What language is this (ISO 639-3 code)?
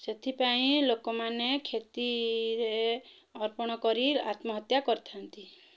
ori